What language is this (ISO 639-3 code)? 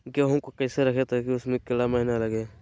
mag